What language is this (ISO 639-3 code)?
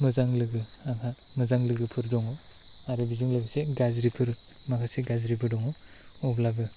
brx